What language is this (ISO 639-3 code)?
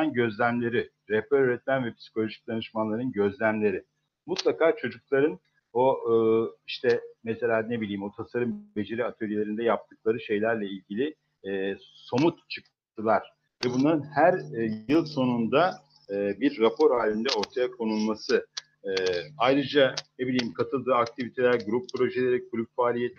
tur